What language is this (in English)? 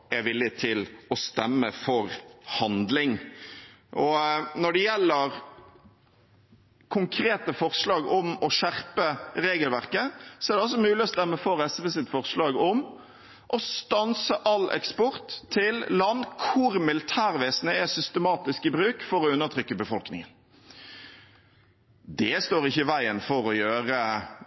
Norwegian Bokmål